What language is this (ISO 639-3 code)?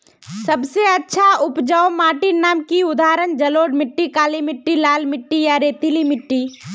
mag